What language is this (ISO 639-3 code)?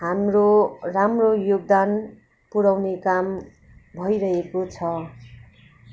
nep